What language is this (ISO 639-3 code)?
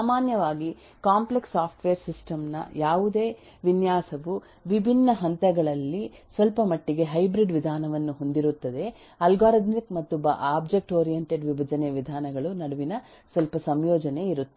kan